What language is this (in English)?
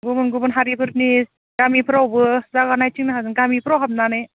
Bodo